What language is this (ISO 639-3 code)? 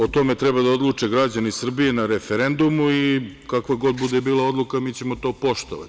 srp